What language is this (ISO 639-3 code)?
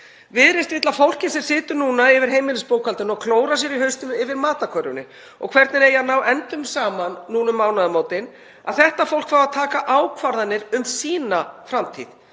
isl